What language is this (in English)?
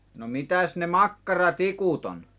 Finnish